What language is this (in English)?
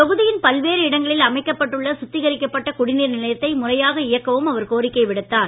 Tamil